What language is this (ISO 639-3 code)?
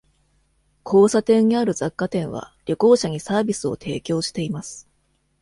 jpn